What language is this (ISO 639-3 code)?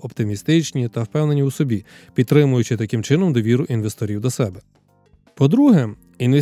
ukr